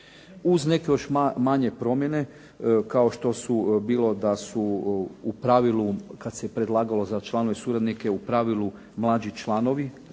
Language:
Croatian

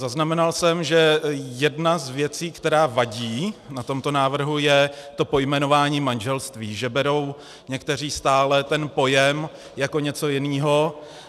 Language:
Czech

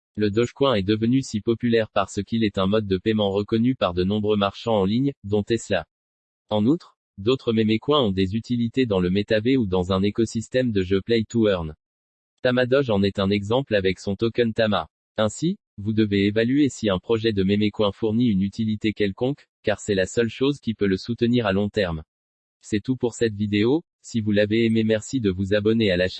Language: French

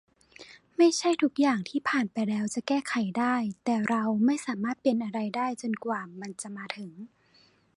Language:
Thai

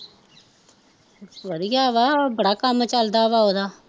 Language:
Punjabi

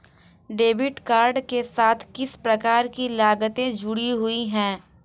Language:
Hindi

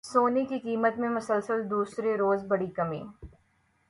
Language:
Urdu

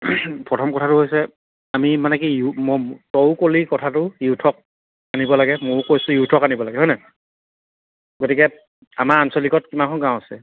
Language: Assamese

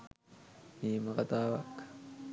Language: Sinhala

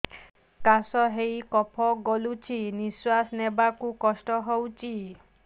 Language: Odia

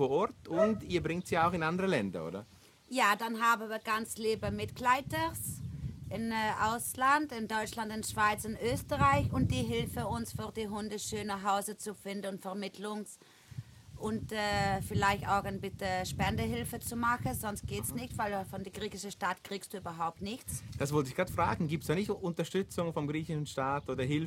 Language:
German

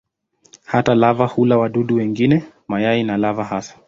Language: Swahili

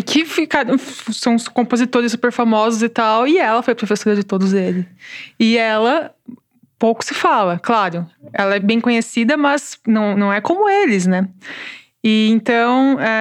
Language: Portuguese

